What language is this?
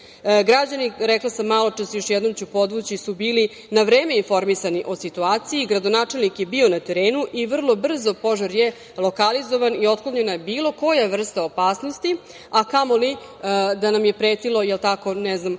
Serbian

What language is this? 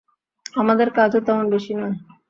Bangla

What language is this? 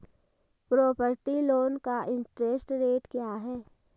Hindi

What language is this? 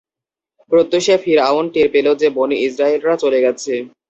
Bangla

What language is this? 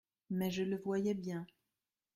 French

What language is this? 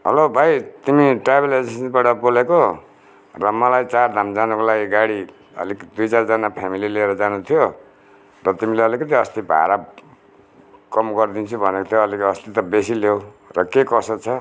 Nepali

